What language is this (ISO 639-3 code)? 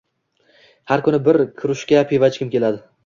uzb